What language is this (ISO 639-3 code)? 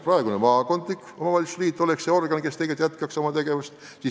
est